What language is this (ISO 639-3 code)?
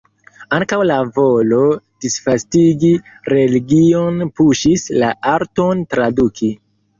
epo